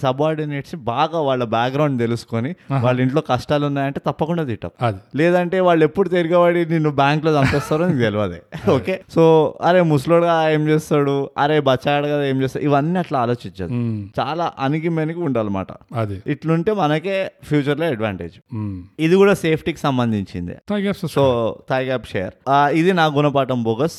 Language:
Telugu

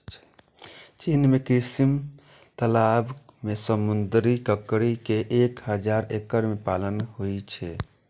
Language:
Maithili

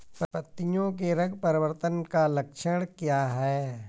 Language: Hindi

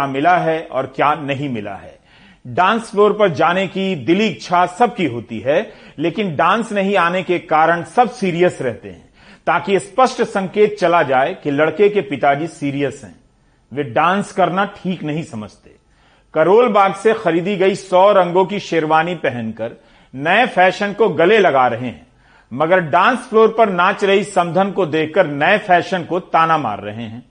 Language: Hindi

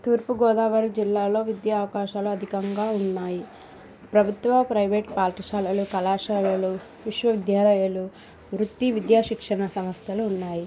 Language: Telugu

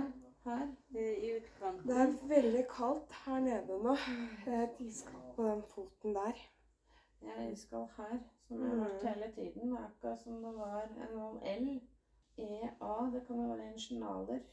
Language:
Danish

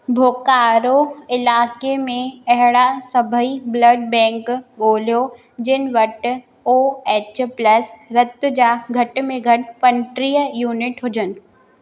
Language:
Sindhi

